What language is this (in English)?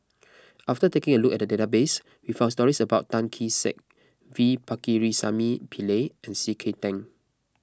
English